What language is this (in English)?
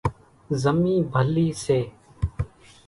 Kachi Koli